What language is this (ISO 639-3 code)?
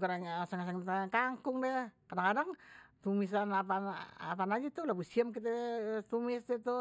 bew